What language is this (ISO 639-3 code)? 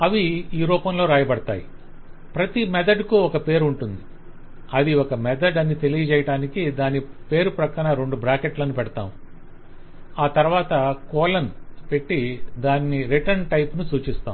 tel